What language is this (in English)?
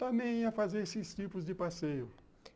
Portuguese